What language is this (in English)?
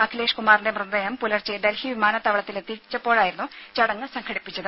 Malayalam